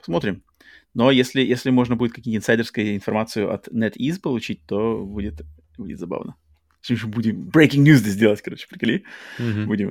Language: Russian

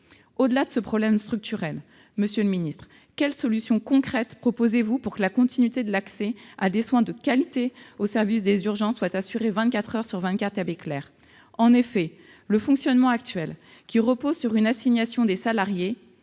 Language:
French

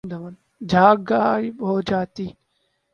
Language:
Urdu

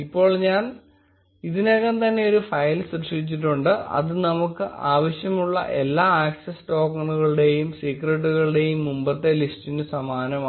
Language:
Malayalam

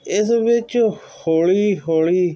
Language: Punjabi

